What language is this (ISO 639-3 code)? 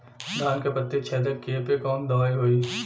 bho